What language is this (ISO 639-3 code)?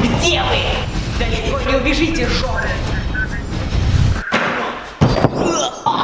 rus